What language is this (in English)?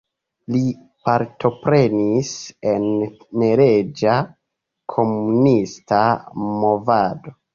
Esperanto